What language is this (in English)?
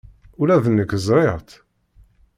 Kabyle